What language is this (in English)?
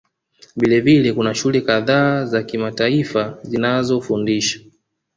Swahili